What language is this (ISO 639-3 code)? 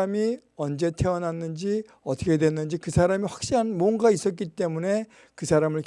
kor